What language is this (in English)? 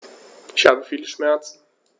German